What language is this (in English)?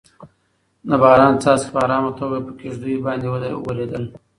Pashto